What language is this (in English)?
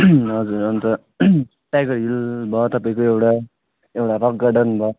Nepali